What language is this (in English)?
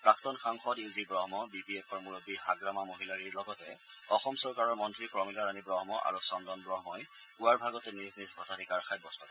Assamese